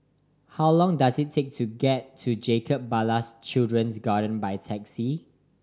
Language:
English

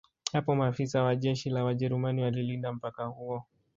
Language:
Swahili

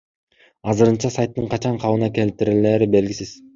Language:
Kyrgyz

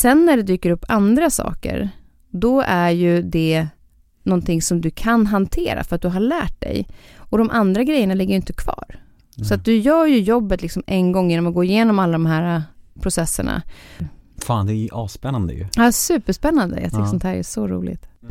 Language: Swedish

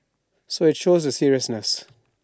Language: English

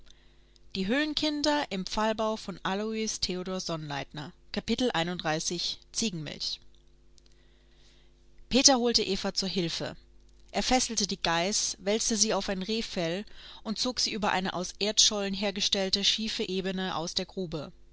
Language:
German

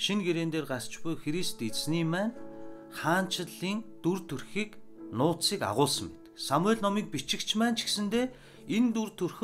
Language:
Turkish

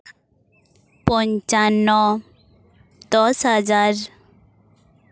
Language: Santali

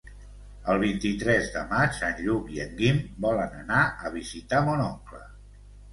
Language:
Catalan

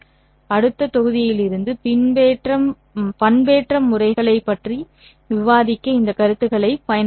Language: Tamil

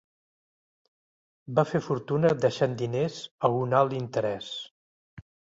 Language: Catalan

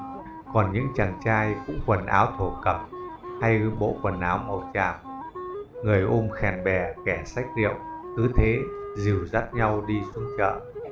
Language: Vietnamese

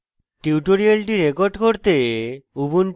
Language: Bangla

